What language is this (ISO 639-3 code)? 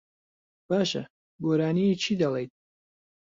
ckb